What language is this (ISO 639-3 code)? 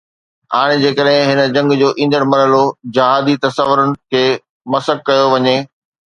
snd